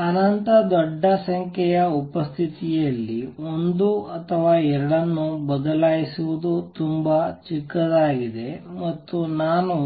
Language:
Kannada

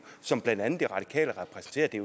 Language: Danish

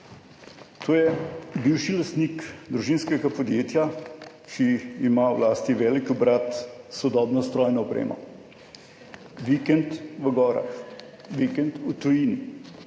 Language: Slovenian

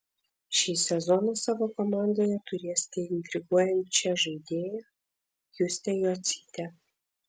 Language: Lithuanian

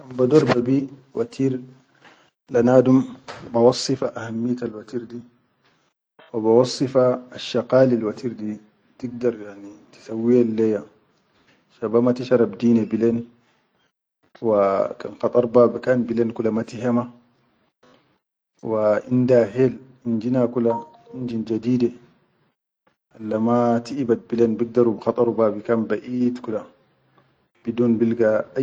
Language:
Chadian Arabic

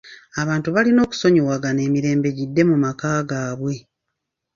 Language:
Ganda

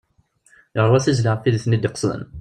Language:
Kabyle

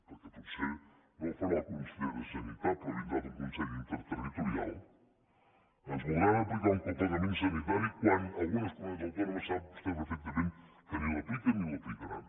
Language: Catalan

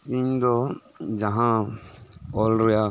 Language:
Santali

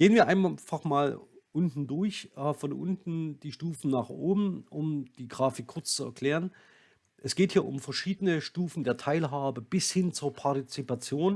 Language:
German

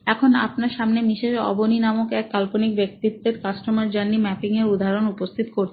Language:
Bangla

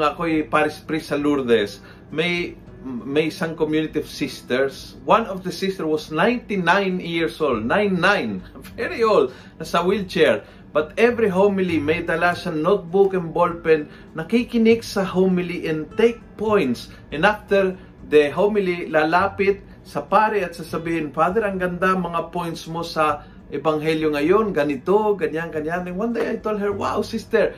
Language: Filipino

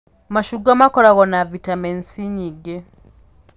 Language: Kikuyu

